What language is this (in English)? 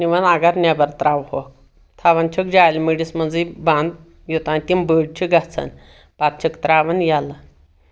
Kashmiri